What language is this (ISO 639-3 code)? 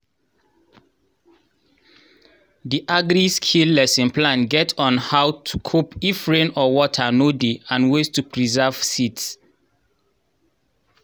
pcm